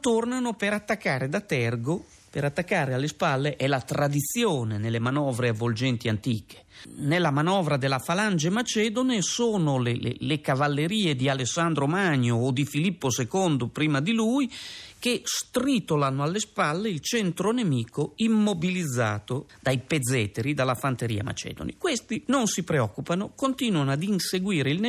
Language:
Italian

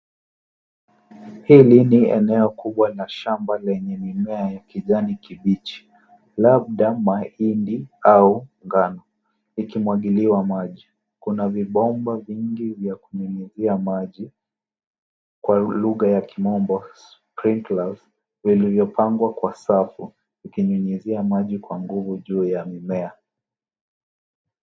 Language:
Swahili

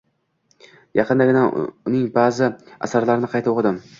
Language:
Uzbek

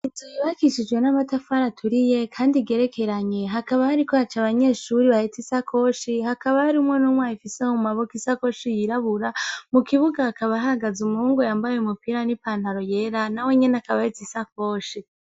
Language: Rundi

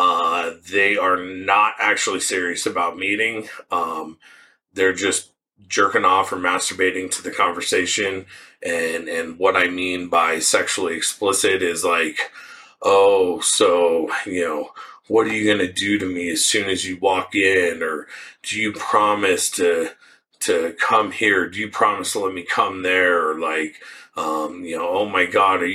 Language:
English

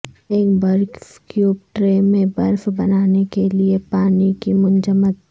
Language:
Urdu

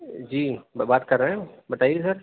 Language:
Urdu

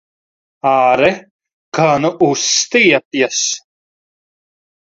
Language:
Latvian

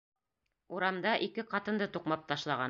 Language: Bashkir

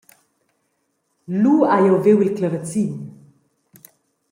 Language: Romansh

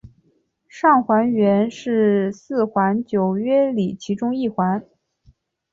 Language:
Chinese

